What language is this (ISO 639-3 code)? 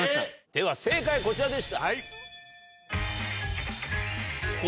jpn